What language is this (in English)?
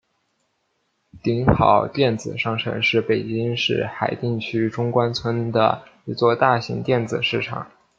Chinese